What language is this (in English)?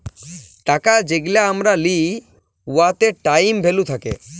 Bangla